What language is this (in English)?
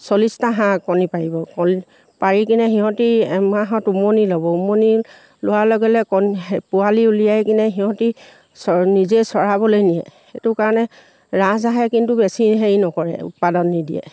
Assamese